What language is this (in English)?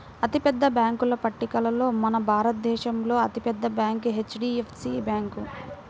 Telugu